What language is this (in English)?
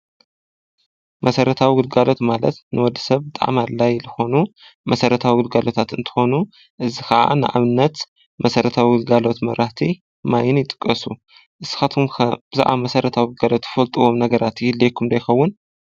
Tigrinya